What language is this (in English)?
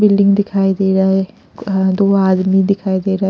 Hindi